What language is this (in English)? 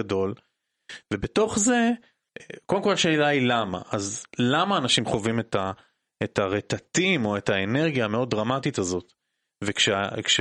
Hebrew